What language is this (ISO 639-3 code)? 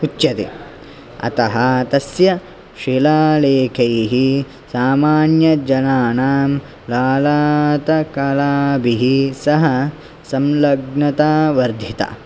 san